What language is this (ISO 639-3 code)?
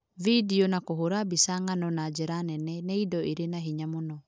kik